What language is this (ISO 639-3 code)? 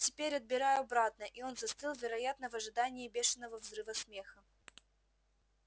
rus